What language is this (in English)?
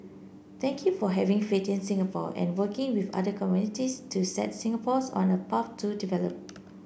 English